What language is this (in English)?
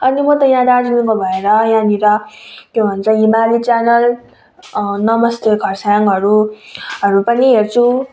Nepali